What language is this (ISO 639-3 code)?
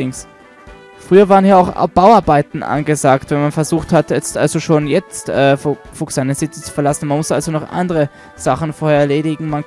deu